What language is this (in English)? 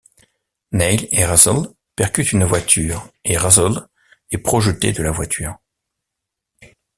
French